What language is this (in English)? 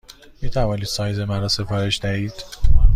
Persian